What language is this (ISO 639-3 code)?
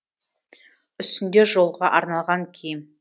kaz